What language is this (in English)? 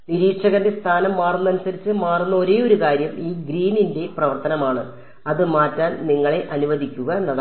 Malayalam